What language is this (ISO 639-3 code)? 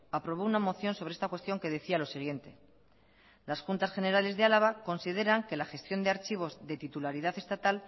spa